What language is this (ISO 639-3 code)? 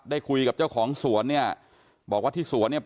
tha